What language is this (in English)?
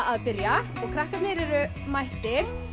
Icelandic